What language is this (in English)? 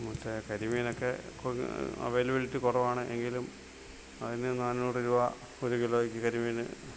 Malayalam